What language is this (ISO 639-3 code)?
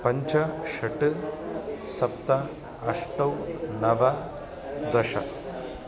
san